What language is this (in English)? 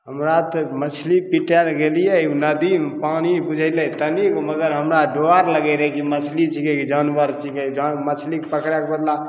Maithili